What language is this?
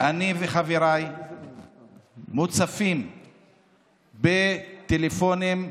Hebrew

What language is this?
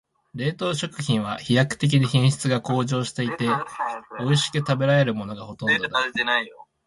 Japanese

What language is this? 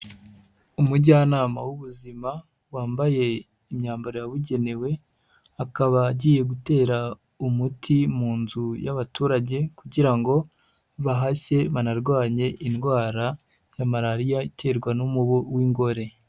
Kinyarwanda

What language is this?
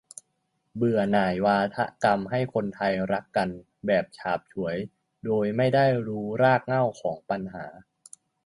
Thai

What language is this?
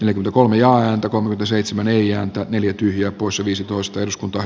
Finnish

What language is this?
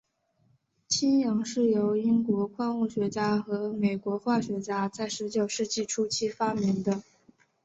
Chinese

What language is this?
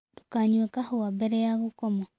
Kikuyu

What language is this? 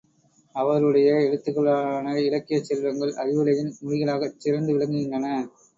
Tamil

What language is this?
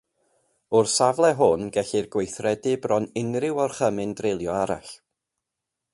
Welsh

